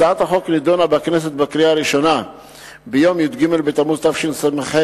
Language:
Hebrew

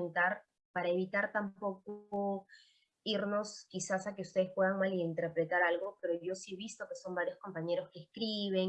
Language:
Spanish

